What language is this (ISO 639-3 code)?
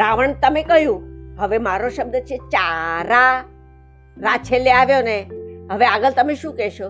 guj